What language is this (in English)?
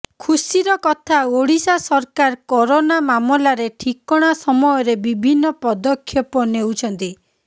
Odia